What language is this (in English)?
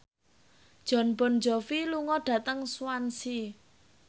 Javanese